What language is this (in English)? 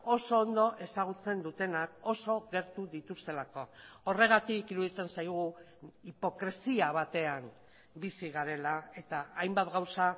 Basque